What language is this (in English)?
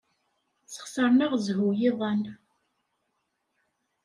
Kabyle